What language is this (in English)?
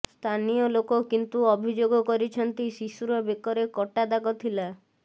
Odia